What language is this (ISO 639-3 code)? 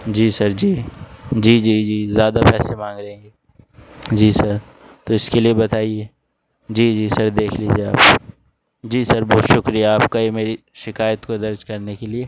urd